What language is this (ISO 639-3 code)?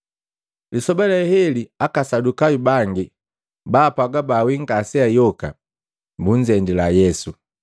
mgv